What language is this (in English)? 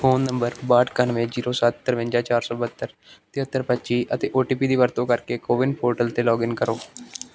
Punjabi